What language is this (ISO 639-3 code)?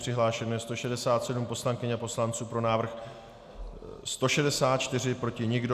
ces